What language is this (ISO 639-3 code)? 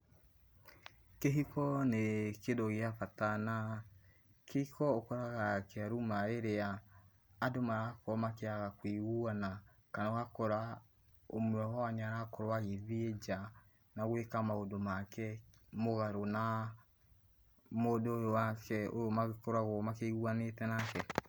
kik